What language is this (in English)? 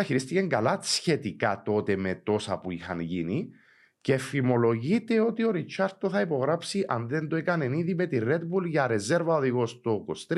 Greek